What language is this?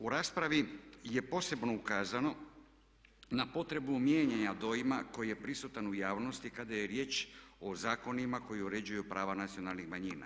Croatian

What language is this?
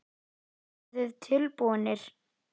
Icelandic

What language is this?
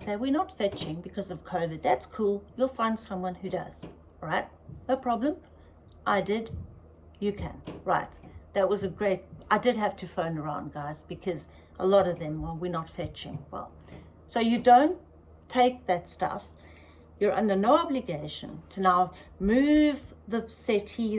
English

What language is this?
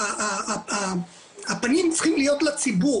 Hebrew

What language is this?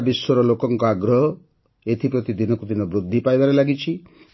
Odia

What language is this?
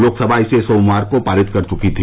Hindi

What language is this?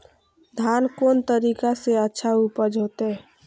Maithili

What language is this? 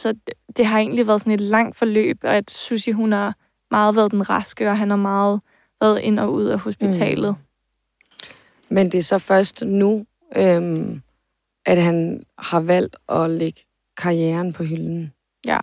Danish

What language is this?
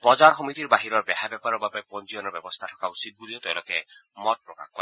Assamese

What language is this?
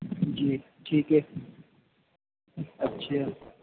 Urdu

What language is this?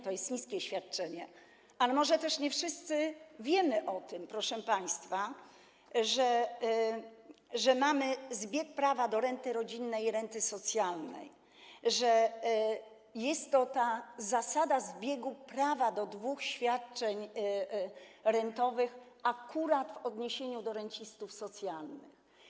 Polish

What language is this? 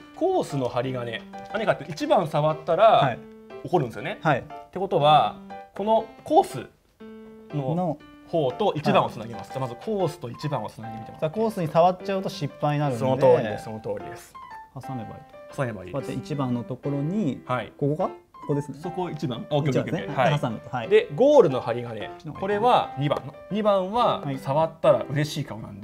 Japanese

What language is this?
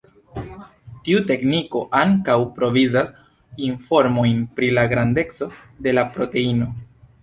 Esperanto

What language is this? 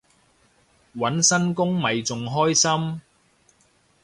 Cantonese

